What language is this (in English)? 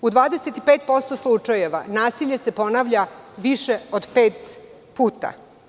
Serbian